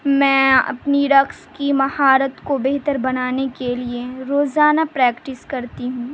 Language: Urdu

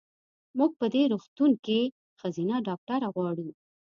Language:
Pashto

